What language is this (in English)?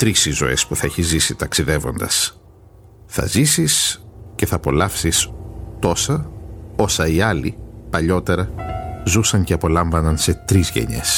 Greek